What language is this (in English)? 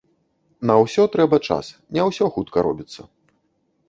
Belarusian